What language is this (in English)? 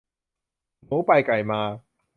Thai